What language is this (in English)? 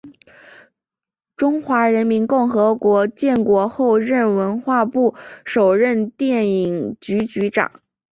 Chinese